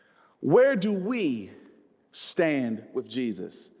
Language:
English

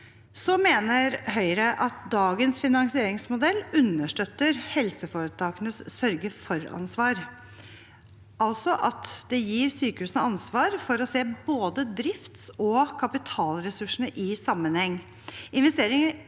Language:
Norwegian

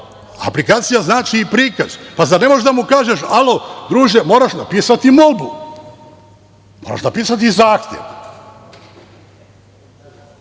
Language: Serbian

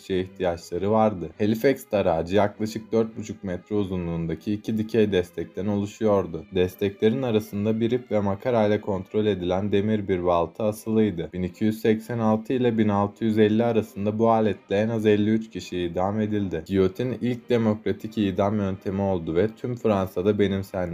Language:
Turkish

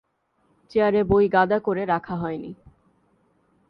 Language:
Bangla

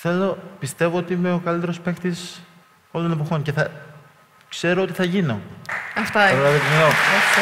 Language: Greek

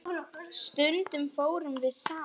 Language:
Icelandic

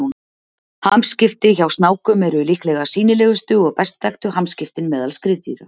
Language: Icelandic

